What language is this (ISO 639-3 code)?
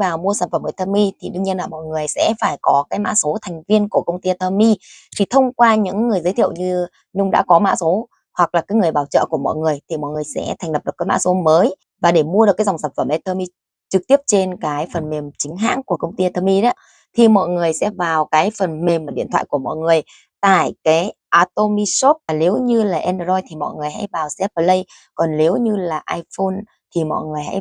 vie